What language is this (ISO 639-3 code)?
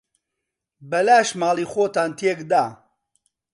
ckb